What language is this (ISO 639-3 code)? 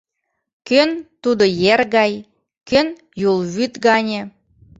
chm